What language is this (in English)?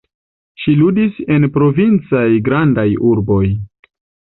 Esperanto